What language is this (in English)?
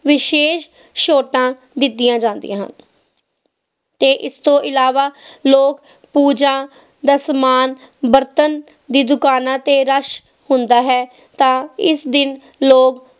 Punjabi